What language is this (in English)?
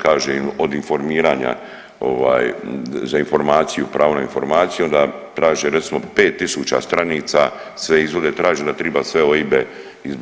Croatian